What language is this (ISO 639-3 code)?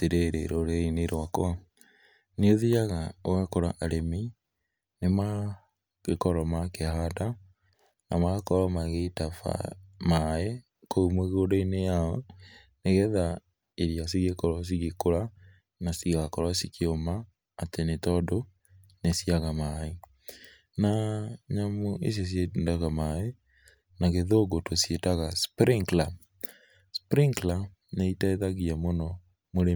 kik